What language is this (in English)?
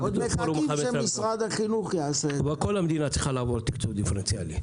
Hebrew